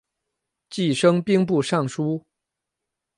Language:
Chinese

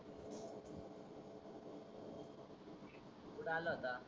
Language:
Marathi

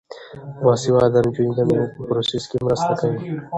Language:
Pashto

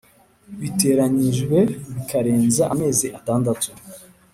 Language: Kinyarwanda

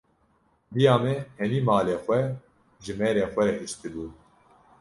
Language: Kurdish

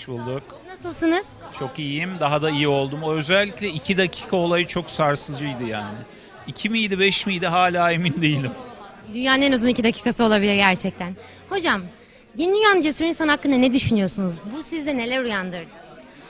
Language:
Turkish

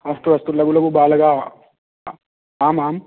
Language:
Sanskrit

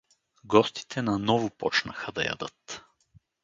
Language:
Bulgarian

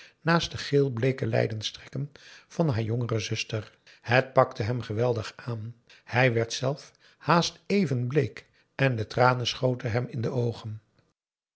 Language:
Dutch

